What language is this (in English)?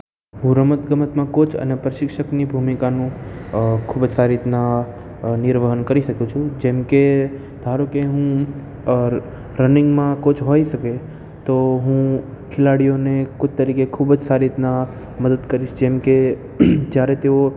Gujarati